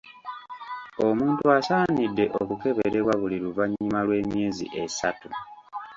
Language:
Ganda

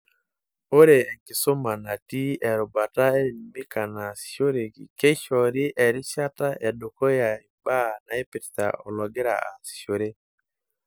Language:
Masai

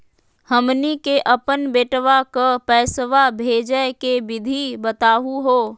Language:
Magahi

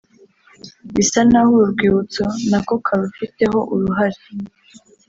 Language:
Kinyarwanda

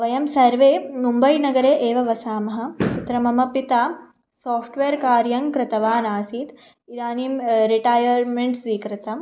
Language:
Sanskrit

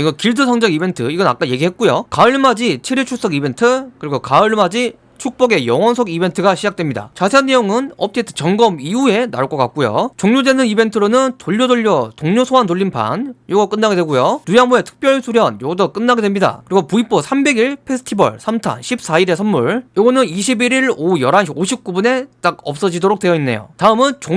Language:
Korean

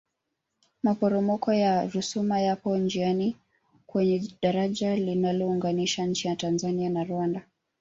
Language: Swahili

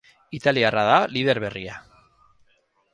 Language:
Basque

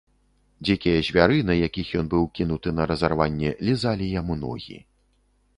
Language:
Belarusian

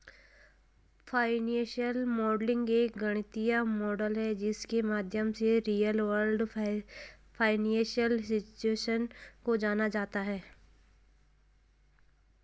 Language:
Hindi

